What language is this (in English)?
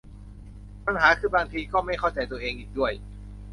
Thai